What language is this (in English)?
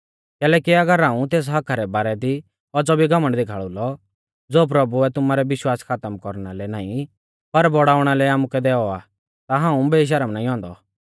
Mahasu Pahari